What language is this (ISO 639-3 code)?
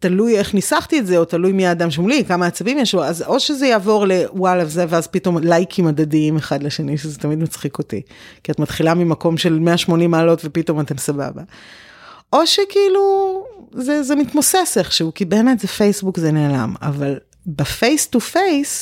heb